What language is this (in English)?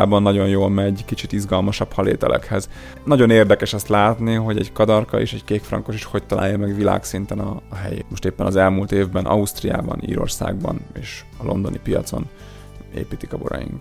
Hungarian